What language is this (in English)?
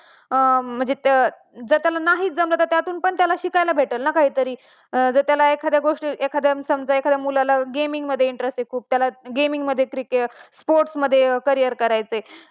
Marathi